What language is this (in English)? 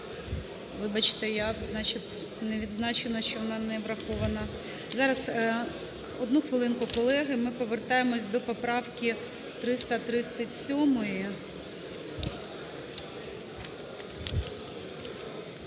Ukrainian